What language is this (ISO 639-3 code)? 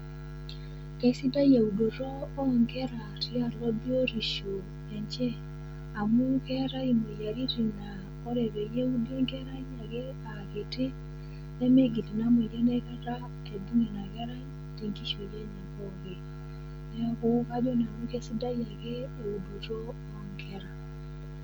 mas